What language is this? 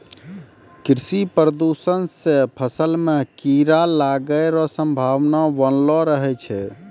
Maithili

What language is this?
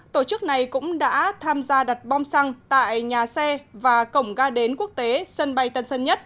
Vietnamese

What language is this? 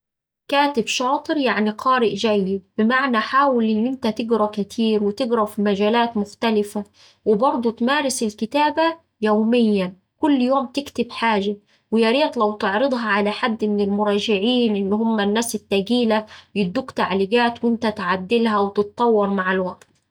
Saidi Arabic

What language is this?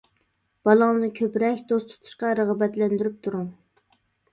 Uyghur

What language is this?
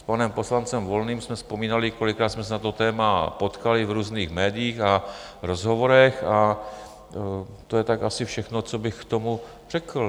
Czech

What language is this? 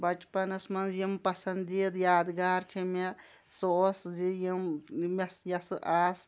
Kashmiri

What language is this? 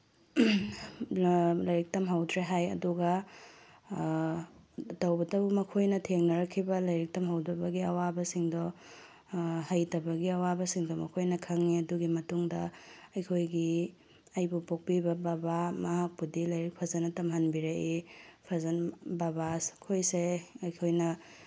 Manipuri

